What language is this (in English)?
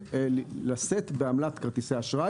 Hebrew